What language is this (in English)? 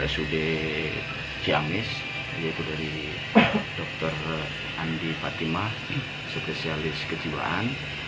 Indonesian